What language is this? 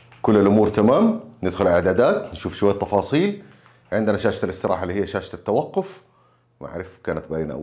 Arabic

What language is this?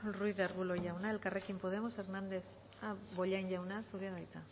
Basque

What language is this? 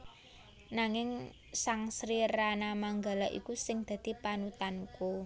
Javanese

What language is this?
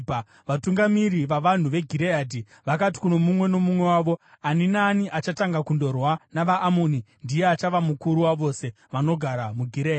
Shona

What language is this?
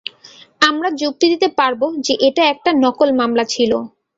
Bangla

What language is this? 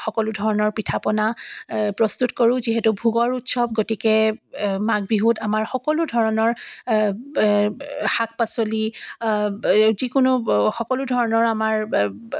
Assamese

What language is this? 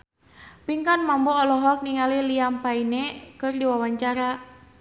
Sundanese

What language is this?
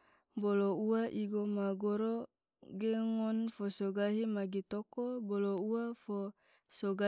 Tidore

